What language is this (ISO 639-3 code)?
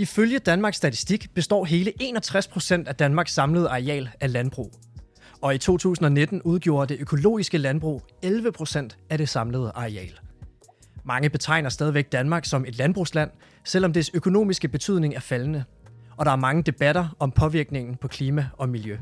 dan